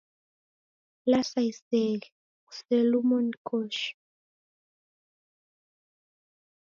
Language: Taita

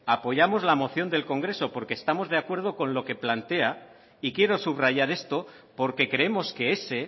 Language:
Spanish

